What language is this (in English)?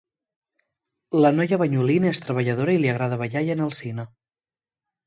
Catalan